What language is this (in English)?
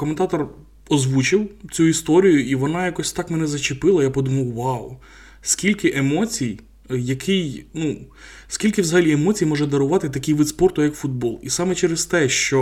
Ukrainian